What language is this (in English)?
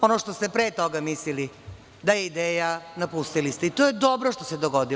Serbian